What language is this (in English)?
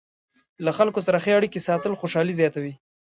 Pashto